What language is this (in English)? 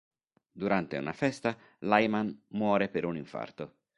Italian